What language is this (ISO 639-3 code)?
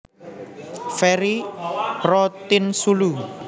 jav